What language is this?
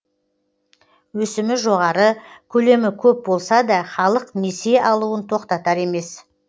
Kazakh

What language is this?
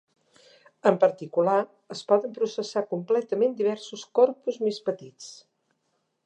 Catalan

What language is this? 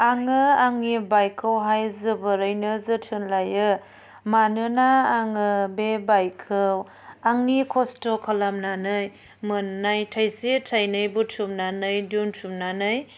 Bodo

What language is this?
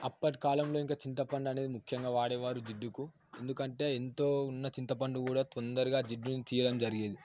Telugu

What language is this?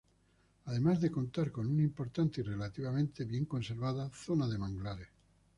Spanish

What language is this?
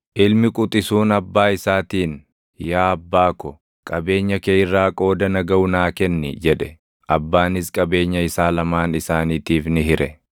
Oromo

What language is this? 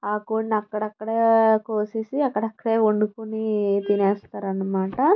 Telugu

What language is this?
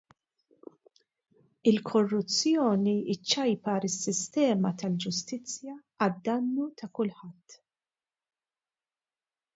Maltese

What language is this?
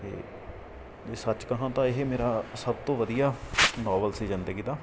Punjabi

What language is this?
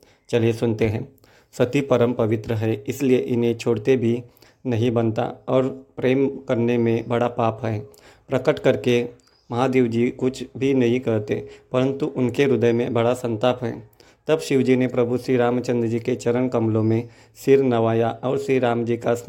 Hindi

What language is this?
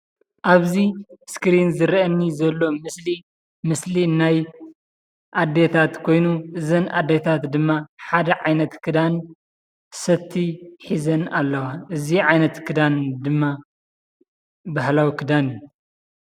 Tigrinya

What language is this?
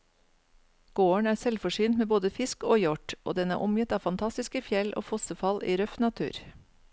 Norwegian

